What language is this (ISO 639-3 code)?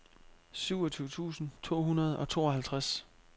dan